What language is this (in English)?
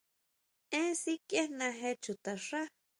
Huautla Mazatec